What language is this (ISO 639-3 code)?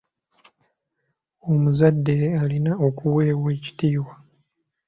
lug